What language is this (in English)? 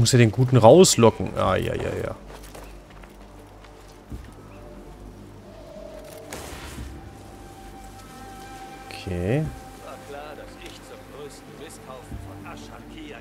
German